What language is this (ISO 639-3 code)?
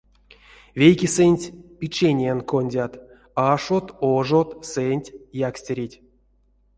myv